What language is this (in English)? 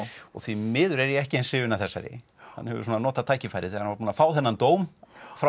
Icelandic